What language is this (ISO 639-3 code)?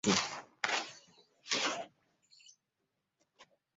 lug